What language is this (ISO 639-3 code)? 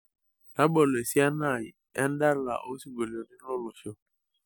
mas